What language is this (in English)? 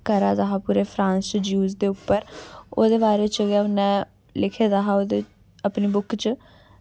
Dogri